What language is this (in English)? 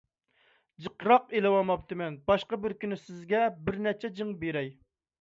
Uyghur